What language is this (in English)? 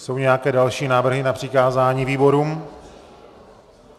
Czech